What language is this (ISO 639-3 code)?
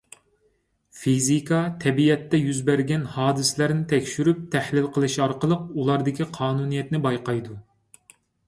uig